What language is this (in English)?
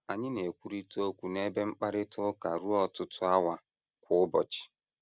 Igbo